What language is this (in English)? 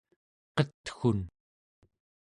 Central Yupik